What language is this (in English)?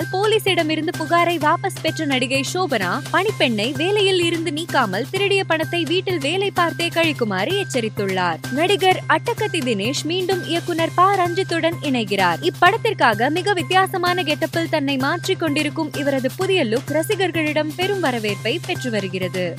Tamil